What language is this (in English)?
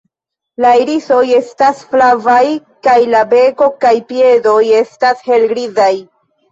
Esperanto